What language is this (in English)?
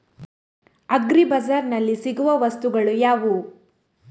Kannada